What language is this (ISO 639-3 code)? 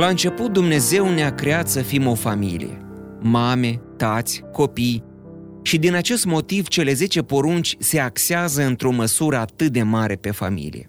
ron